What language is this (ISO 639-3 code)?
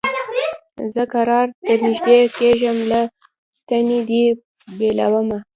pus